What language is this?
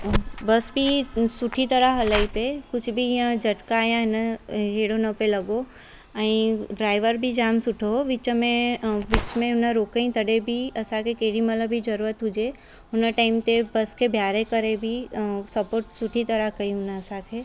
Sindhi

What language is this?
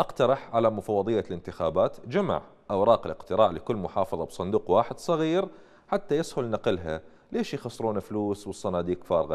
Arabic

